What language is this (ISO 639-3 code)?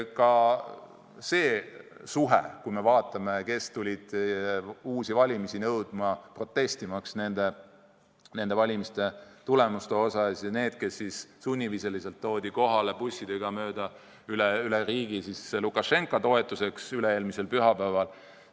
est